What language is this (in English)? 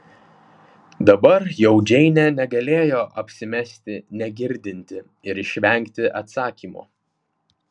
Lithuanian